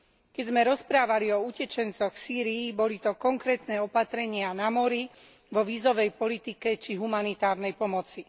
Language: Slovak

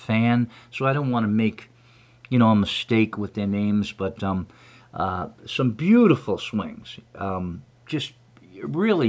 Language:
English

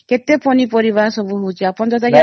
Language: Odia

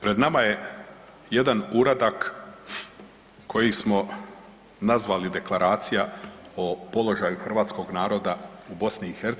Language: Croatian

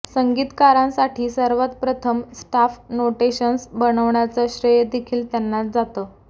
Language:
Marathi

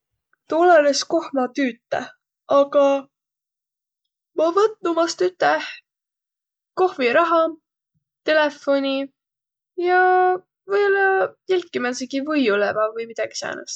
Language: Võro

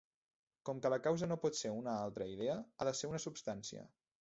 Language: Catalan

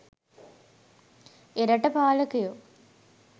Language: Sinhala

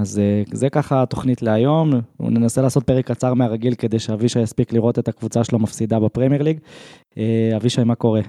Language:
Hebrew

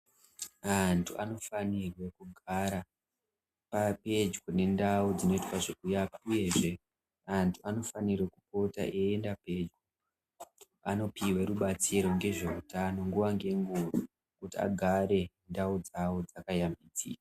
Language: Ndau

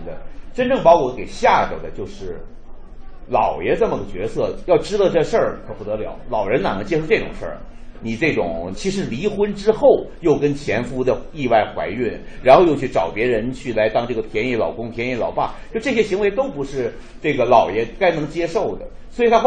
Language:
Chinese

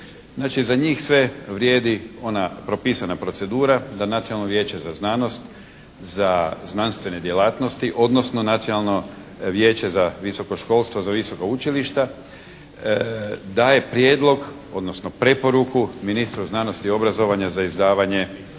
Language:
Croatian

